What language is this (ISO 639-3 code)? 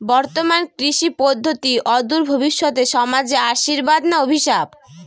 ben